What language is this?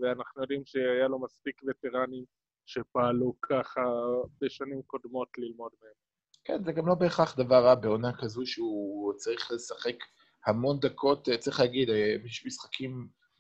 Hebrew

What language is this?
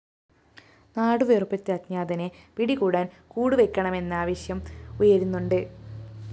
Malayalam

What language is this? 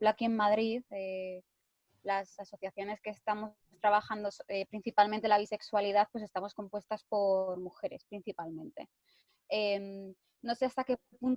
Spanish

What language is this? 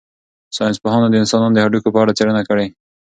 Pashto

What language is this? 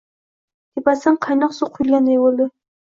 Uzbek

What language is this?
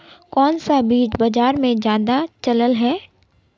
Magahi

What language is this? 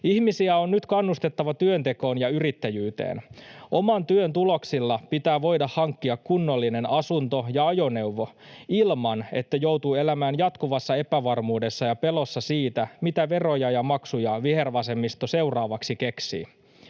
Finnish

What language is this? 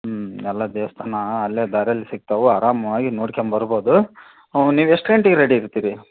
Kannada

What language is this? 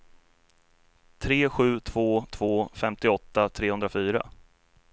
Swedish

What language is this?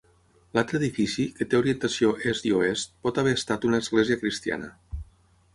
Catalan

